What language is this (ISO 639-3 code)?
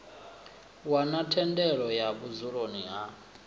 ven